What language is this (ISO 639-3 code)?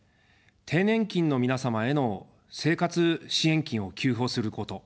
jpn